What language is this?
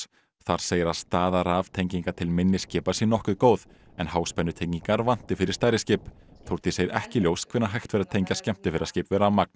Icelandic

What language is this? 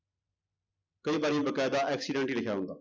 Punjabi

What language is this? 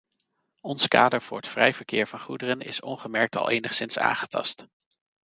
Dutch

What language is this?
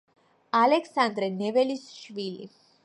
Georgian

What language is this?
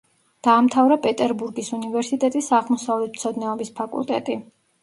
Georgian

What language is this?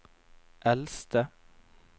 Norwegian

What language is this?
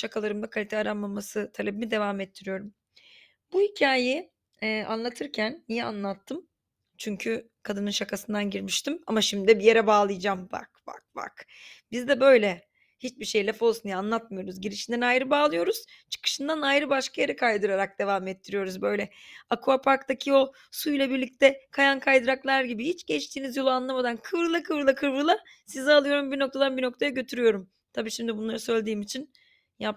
Turkish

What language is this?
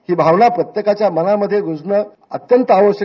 Marathi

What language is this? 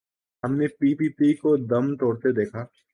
Urdu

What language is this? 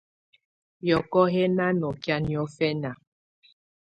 Tunen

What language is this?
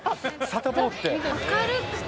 Japanese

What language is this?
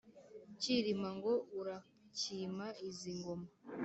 Kinyarwanda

